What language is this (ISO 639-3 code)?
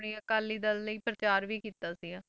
pan